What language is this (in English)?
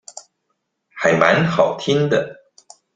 Chinese